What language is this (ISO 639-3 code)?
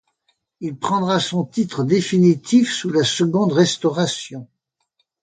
fra